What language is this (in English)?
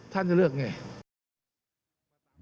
Thai